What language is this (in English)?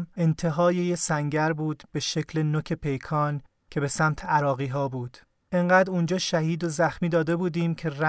Persian